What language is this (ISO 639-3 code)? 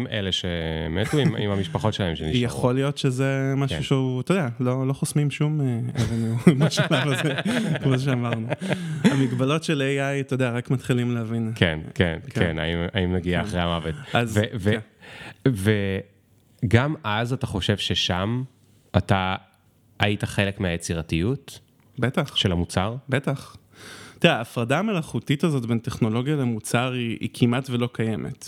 heb